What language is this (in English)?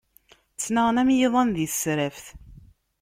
Kabyle